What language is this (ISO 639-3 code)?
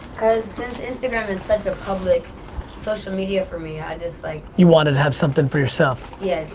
eng